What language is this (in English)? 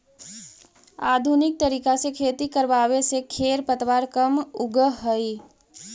Magahi